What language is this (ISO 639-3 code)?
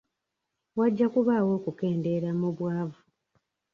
lug